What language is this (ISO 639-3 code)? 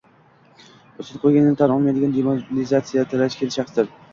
uzb